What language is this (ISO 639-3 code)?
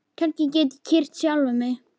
isl